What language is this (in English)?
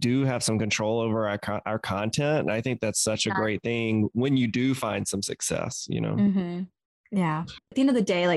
English